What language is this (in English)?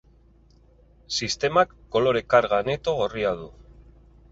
Basque